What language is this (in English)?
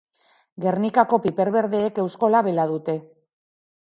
Basque